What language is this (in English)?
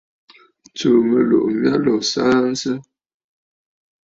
Bafut